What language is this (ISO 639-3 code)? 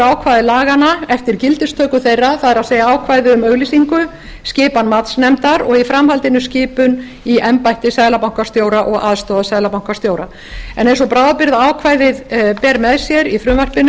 isl